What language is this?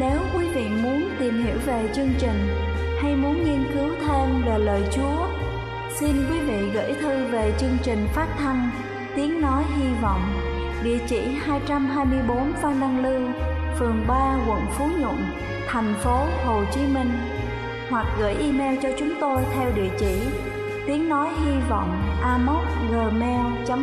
Vietnamese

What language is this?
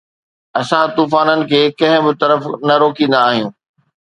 Sindhi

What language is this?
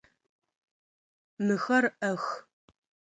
Adyghe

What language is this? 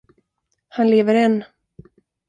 Swedish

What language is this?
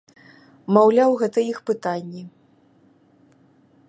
Belarusian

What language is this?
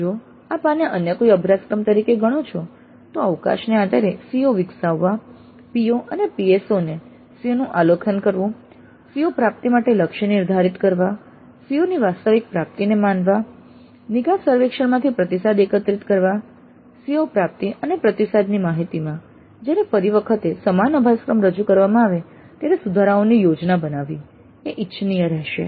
Gujarati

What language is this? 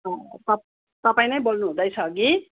Nepali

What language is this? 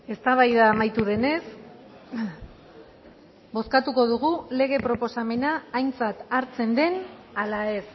Basque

